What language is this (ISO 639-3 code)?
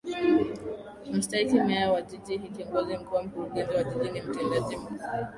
swa